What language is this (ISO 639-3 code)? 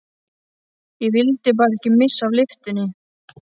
isl